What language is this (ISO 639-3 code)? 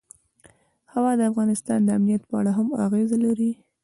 pus